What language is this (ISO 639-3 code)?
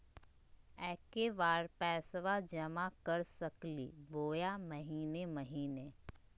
mag